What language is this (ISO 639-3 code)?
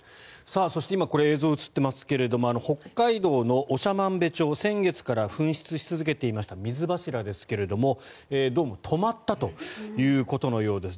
jpn